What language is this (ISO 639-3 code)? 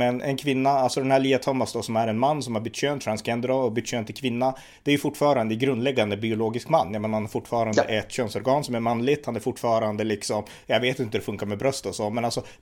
swe